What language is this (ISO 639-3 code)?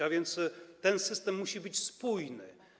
pol